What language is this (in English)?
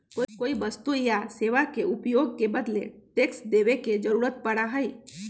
Magahi